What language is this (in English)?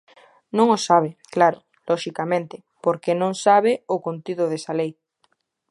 Galician